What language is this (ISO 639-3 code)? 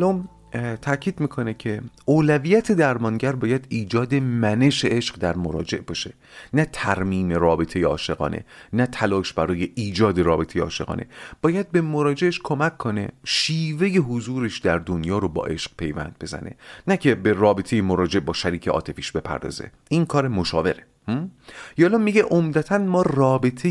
fas